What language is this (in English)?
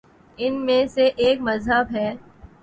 Urdu